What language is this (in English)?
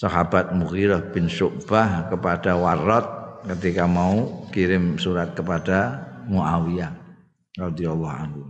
Indonesian